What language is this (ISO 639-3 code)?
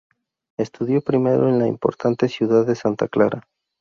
spa